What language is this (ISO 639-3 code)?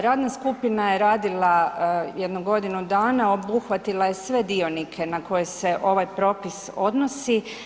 hrv